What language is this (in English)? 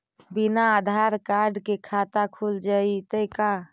Magahi